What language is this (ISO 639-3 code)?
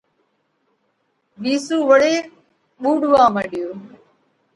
kvx